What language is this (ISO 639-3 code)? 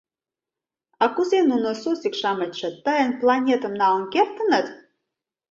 chm